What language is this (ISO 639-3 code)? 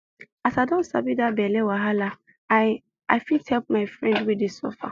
pcm